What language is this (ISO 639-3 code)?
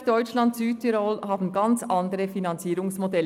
gsw